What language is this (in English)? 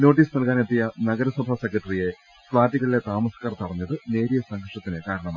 Malayalam